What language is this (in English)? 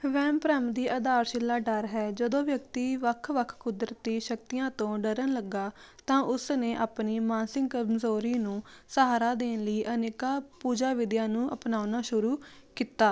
Punjabi